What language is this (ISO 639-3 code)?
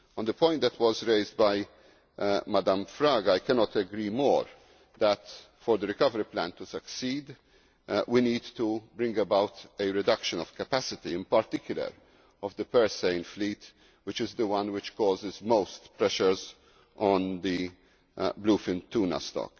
eng